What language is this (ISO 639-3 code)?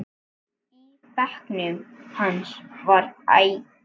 isl